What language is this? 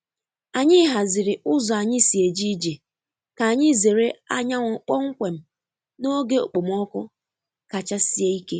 Igbo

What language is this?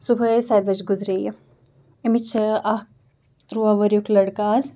Kashmiri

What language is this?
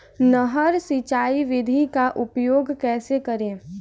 Hindi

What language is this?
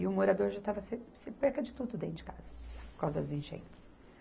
Portuguese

